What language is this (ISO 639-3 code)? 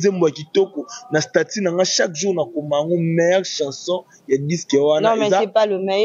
fra